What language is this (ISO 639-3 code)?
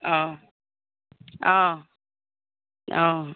asm